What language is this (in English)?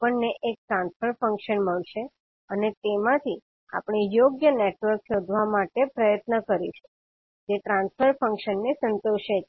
Gujarati